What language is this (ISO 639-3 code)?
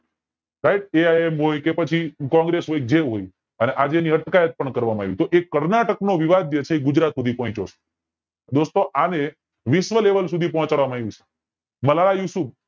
guj